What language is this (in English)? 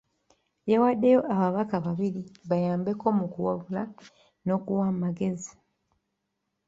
Ganda